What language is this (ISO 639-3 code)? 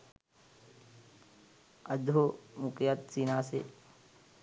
sin